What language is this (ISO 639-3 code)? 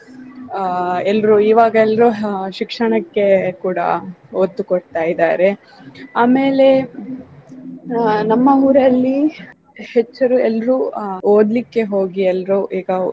kan